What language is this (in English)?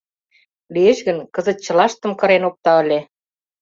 Mari